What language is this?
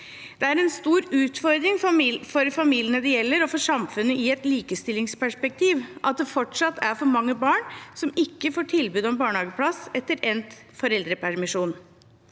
Norwegian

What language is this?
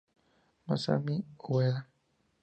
Spanish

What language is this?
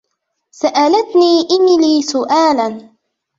Arabic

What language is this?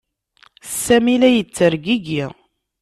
Kabyle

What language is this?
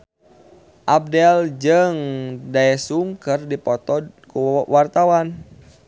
Sundanese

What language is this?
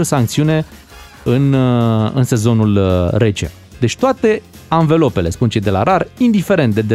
Romanian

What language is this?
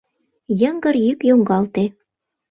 Mari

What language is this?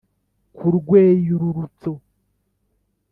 Kinyarwanda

